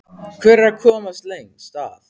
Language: Icelandic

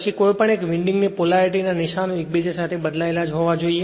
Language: Gujarati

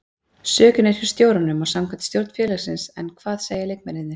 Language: Icelandic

